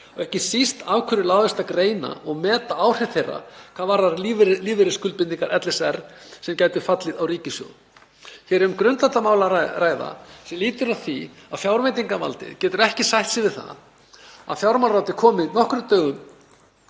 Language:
Icelandic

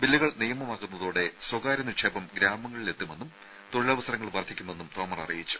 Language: Malayalam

